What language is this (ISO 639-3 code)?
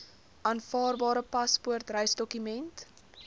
afr